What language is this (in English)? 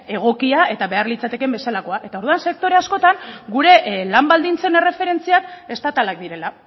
Basque